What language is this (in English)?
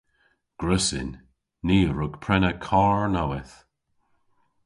Cornish